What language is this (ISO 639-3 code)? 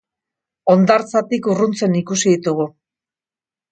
eus